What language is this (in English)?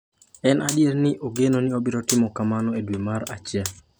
Luo (Kenya and Tanzania)